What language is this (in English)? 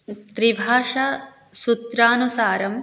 Sanskrit